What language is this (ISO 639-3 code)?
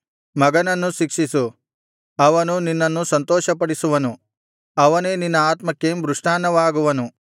kan